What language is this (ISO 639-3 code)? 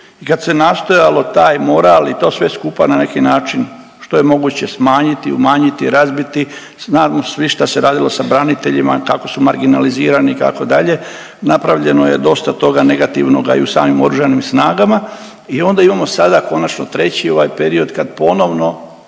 hrv